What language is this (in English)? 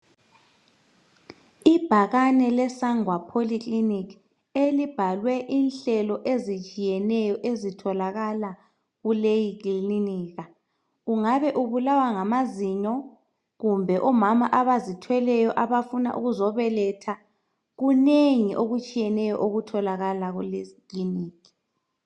North Ndebele